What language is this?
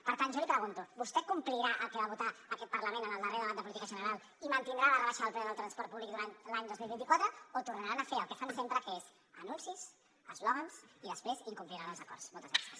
Catalan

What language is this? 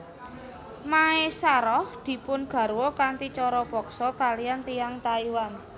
Javanese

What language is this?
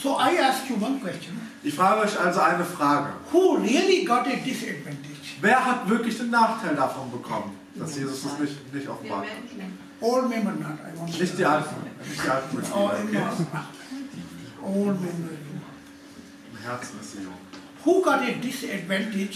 German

